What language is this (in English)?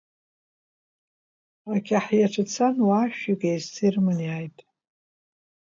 Abkhazian